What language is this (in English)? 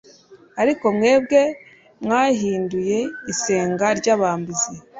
Kinyarwanda